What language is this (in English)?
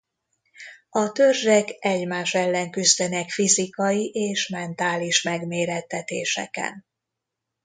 Hungarian